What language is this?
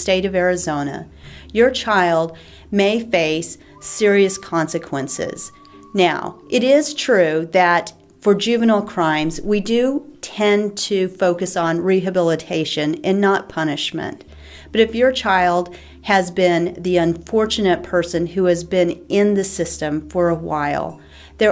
English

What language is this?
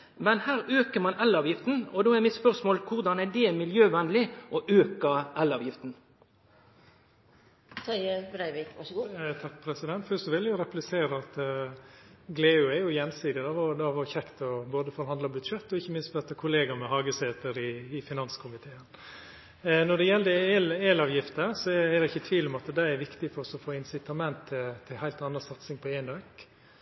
Norwegian Nynorsk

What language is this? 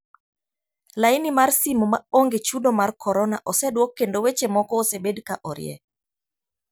Luo (Kenya and Tanzania)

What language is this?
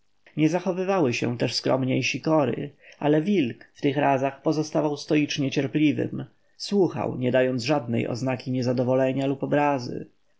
Polish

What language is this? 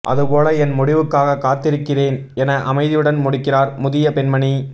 Tamil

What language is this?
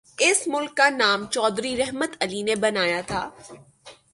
Urdu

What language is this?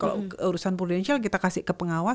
Indonesian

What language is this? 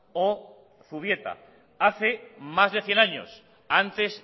Spanish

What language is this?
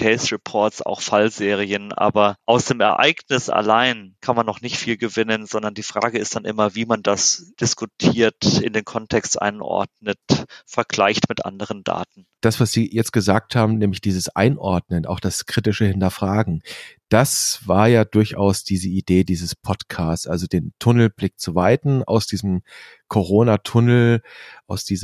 German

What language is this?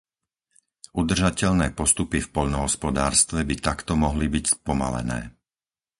Slovak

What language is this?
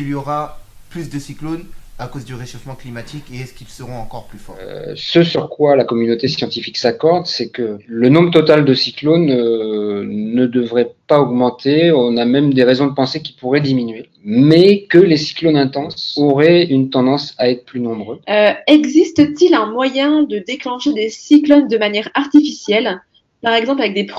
French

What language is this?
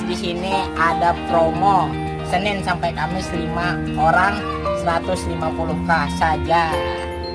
Indonesian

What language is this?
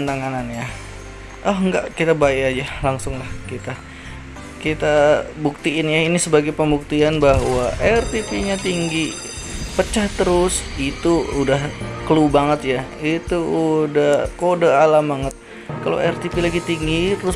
Indonesian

